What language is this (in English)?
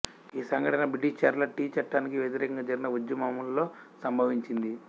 Telugu